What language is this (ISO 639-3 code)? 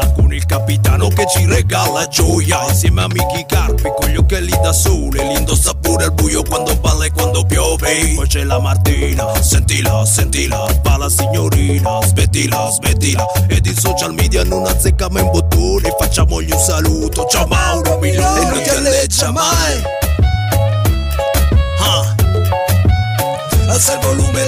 ita